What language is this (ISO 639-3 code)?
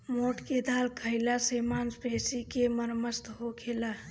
bho